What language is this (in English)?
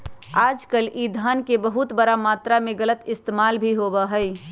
Magahi